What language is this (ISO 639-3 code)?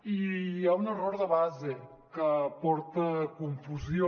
cat